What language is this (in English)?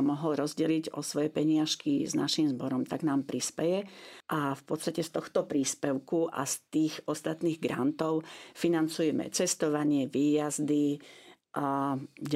Slovak